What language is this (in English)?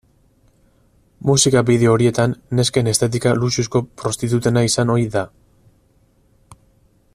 Basque